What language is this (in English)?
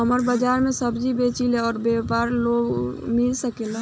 Bhojpuri